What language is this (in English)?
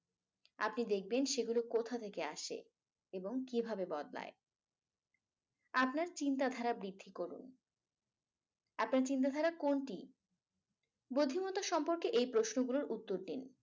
Bangla